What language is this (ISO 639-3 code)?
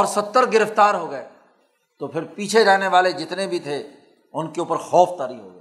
urd